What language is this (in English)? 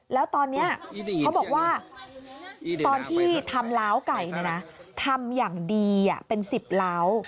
Thai